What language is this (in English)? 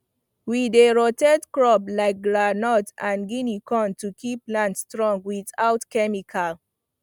Nigerian Pidgin